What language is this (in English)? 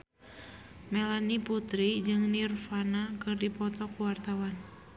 Sundanese